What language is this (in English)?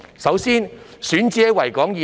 Cantonese